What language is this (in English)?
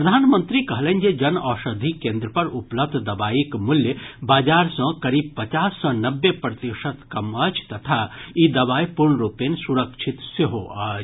Maithili